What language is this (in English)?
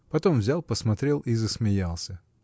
Russian